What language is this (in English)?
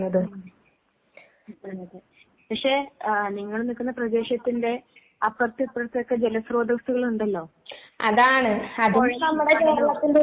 Malayalam